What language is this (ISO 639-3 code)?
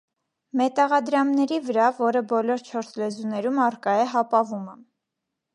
hye